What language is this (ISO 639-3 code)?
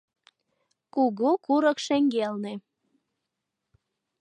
chm